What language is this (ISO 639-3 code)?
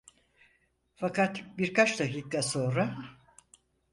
tur